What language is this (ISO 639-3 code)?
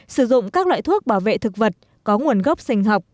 vie